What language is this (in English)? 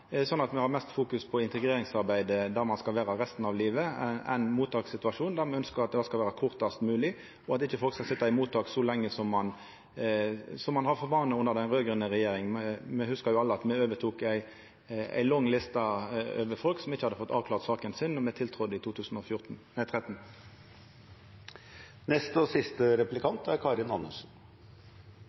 Norwegian